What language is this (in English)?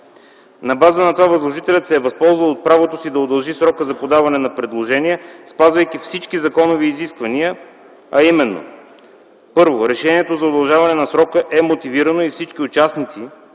Bulgarian